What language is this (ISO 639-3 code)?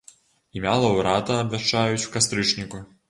bel